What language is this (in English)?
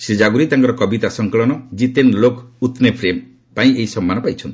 Odia